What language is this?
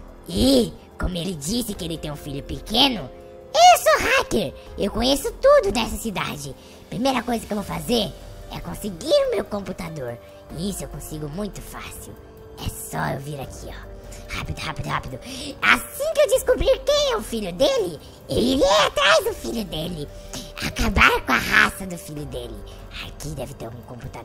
Portuguese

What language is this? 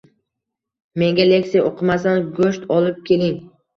Uzbek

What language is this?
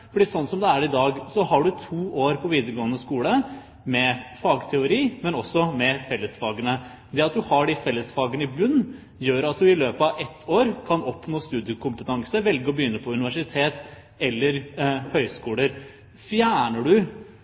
Norwegian Bokmål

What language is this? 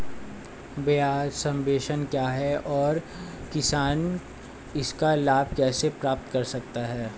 Hindi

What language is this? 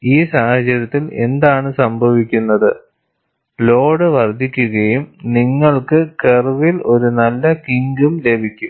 Malayalam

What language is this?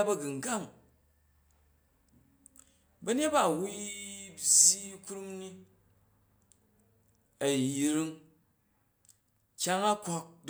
Jju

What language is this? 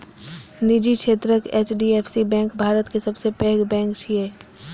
Maithili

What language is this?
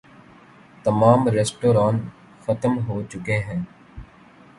Urdu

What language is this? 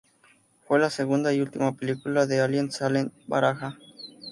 Spanish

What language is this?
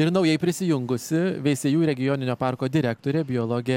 Lithuanian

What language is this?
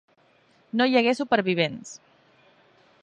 Catalan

